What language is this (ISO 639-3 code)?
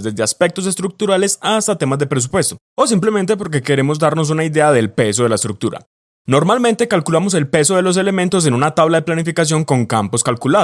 spa